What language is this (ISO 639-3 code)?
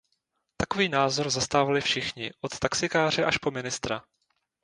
ces